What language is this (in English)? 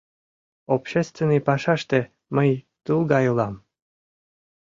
Mari